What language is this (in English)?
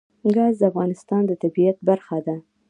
Pashto